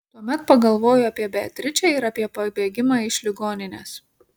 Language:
Lithuanian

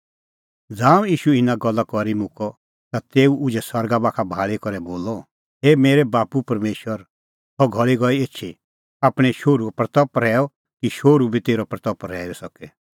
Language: Kullu Pahari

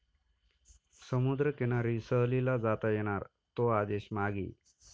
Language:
Marathi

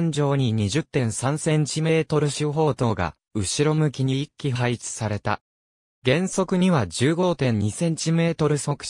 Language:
Japanese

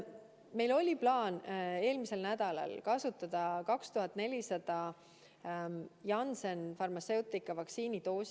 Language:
Estonian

